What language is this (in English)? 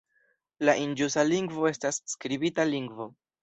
Esperanto